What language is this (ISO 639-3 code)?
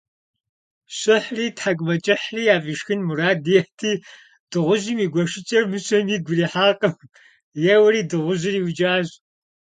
kbd